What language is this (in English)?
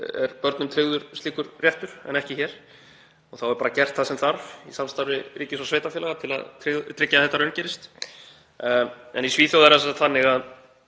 Icelandic